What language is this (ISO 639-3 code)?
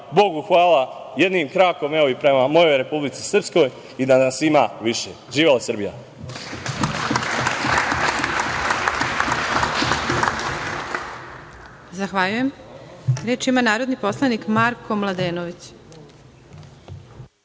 srp